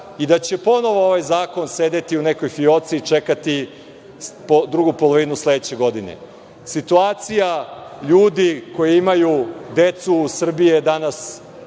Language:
Serbian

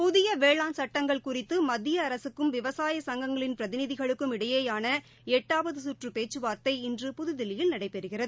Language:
Tamil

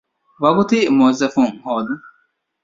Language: Divehi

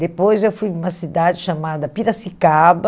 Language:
Portuguese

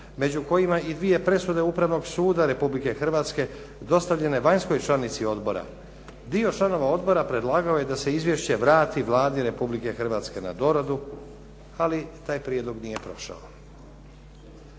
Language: Croatian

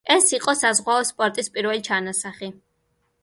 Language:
Georgian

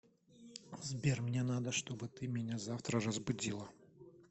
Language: Russian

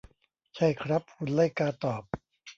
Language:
Thai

